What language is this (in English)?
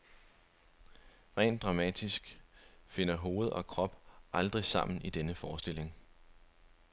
Danish